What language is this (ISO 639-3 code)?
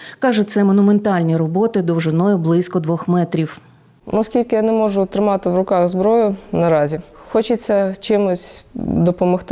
ukr